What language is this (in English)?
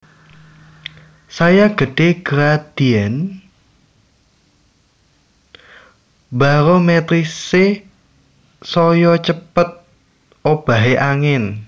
Javanese